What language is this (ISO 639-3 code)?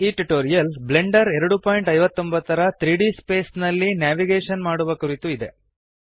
kan